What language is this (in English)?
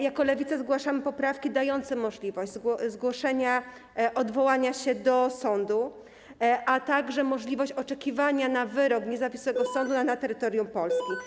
Polish